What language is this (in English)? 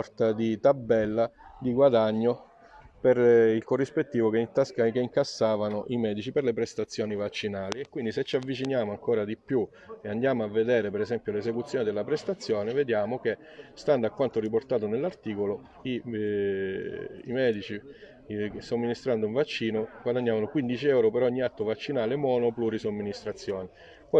Italian